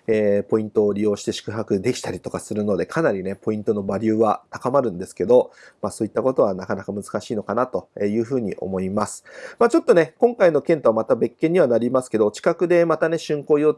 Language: Japanese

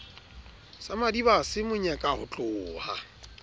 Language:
Southern Sotho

